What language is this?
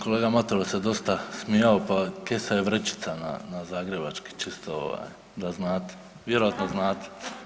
Croatian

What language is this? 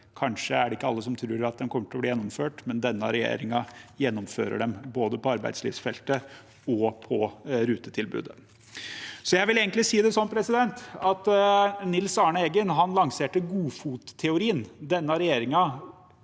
Norwegian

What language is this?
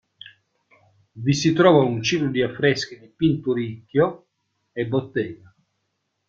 Italian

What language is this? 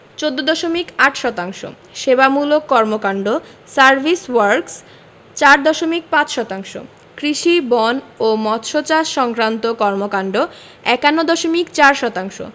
Bangla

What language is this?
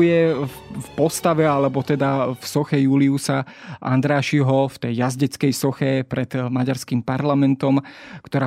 Slovak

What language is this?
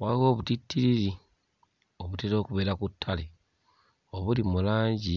Ganda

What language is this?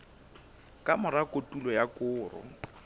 Southern Sotho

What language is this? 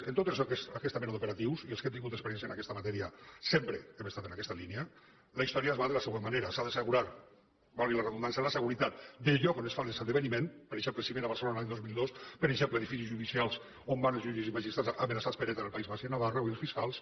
Catalan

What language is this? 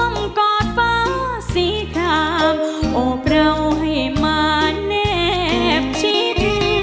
Thai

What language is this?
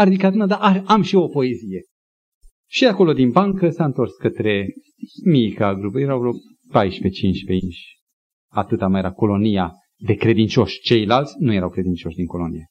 Romanian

